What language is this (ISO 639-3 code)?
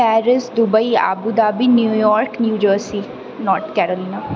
mai